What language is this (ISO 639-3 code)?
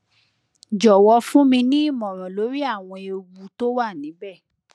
yor